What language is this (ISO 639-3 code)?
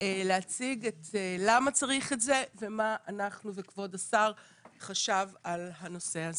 heb